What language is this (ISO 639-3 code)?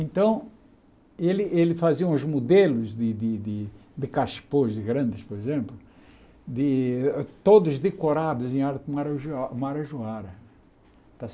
por